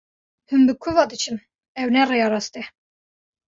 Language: Kurdish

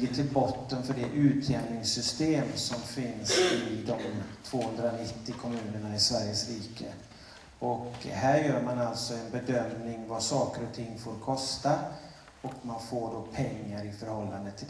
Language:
Swedish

